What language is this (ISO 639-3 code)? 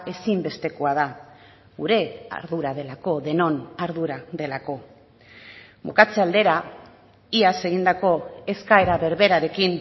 eus